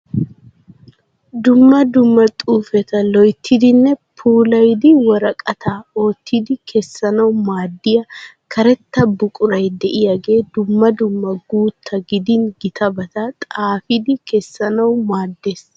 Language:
Wolaytta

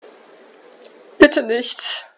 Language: German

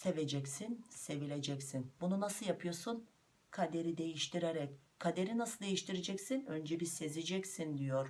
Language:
Turkish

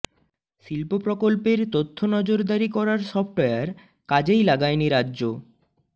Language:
Bangla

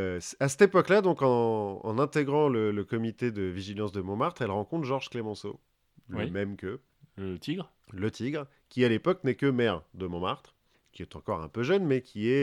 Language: French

